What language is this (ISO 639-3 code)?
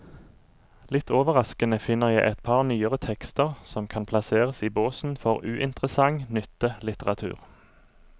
nor